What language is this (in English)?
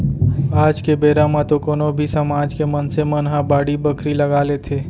Chhattisgarhi